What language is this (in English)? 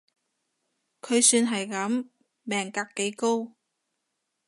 Cantonese